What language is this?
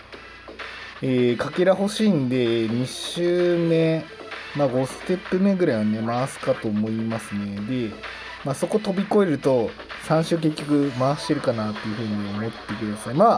Japanese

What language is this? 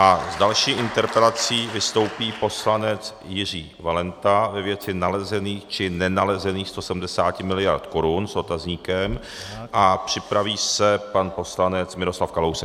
Czech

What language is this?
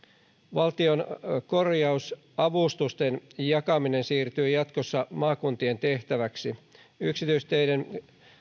Finnish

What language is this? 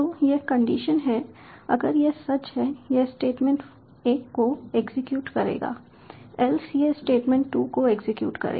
Hindi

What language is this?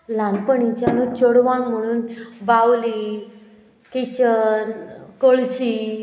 Konkani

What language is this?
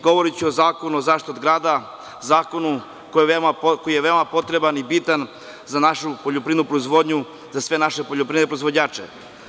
Serbian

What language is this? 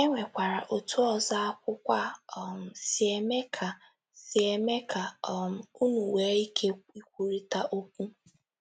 Igbo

